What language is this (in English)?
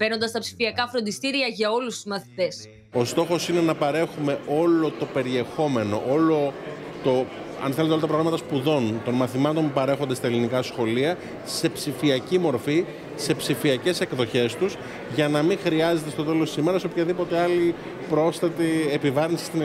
Greek